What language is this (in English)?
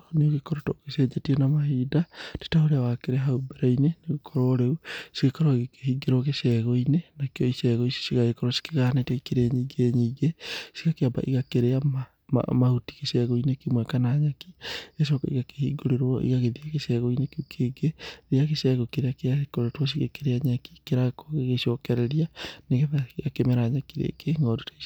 Kikuyu